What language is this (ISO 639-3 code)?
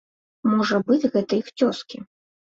bel